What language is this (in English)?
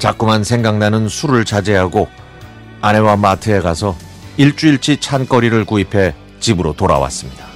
Korean